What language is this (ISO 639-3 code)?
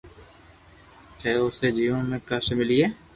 lrk